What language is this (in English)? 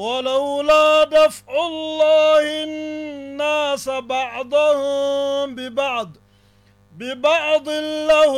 Arabic